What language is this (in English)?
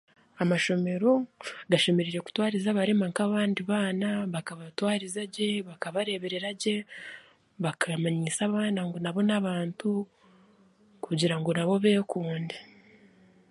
Chiga